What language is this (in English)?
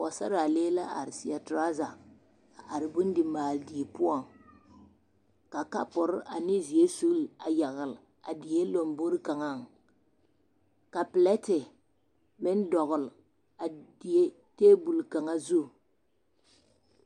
Southern Dagaare